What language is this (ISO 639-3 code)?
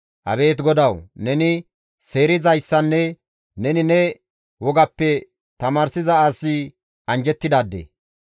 gmv